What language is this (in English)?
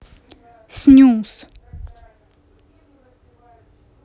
Russian